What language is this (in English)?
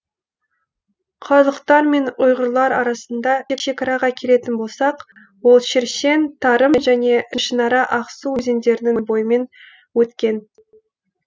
Kazakh